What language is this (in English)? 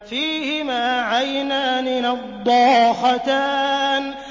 Arabic